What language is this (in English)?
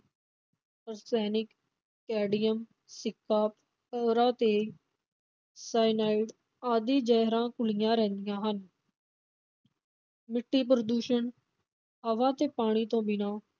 Punjabi